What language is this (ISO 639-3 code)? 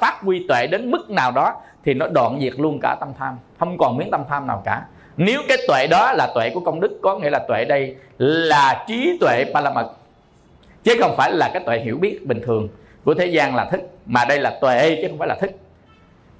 vie